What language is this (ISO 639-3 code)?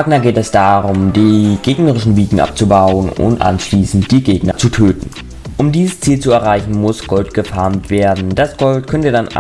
deu